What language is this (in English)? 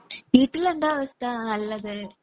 Malayalam